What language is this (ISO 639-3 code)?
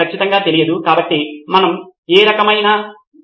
tel